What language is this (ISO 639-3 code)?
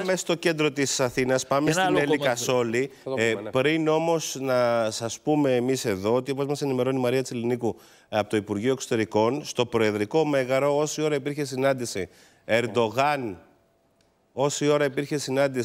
ell